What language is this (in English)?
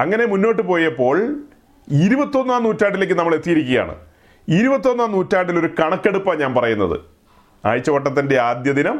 Malayalam